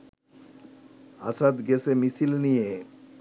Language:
Bangla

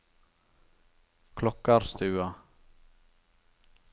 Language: Norwegian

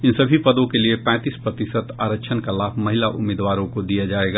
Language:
Hindi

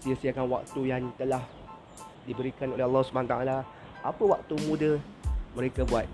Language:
Malay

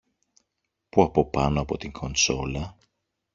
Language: Greek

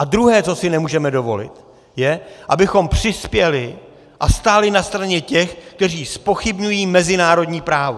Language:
Czech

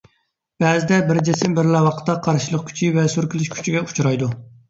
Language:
Uyghur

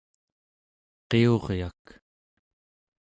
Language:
Central Yupik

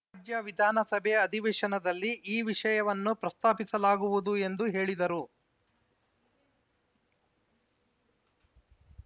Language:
Kannada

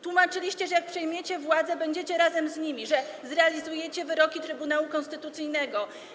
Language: Polish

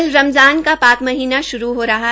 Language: Hindi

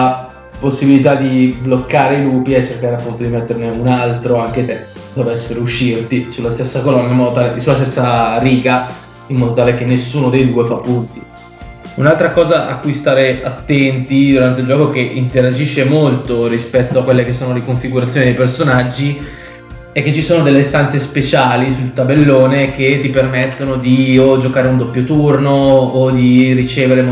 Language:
Italian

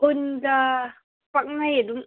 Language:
Manipuri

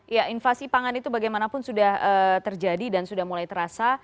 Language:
Indonesian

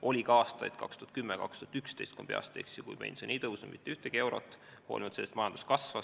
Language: Estonian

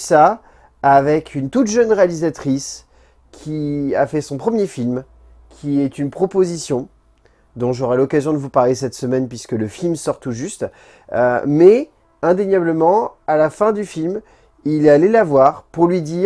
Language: French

